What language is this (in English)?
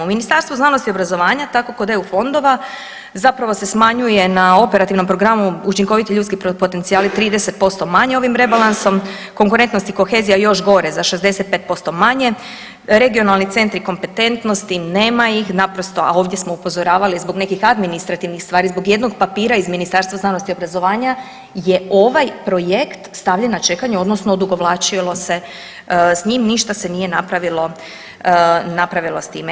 Croatian